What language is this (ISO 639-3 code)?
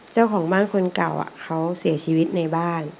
tha